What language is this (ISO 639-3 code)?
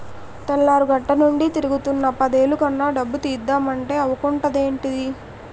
tel